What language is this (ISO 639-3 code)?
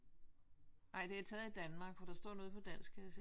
dan